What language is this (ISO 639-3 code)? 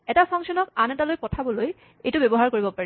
asm